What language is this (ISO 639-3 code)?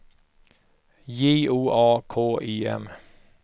swe